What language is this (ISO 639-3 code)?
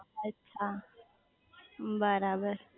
guj